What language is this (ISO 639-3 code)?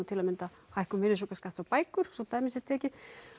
isl